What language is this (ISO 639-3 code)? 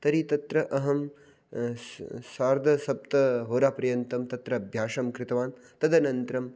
san